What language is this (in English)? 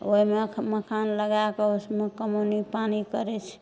Maithili